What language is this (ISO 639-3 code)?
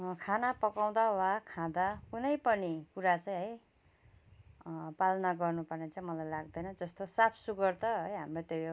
nep